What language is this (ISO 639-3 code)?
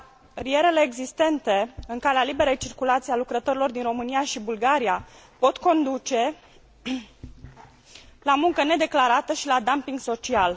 ron